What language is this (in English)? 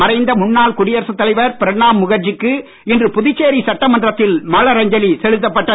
Tamil